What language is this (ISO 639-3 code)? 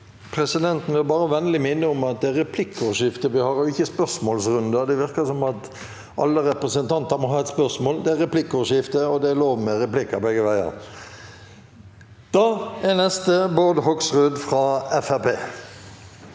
nor